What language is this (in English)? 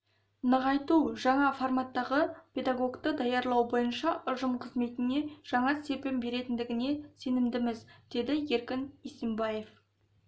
Kazakh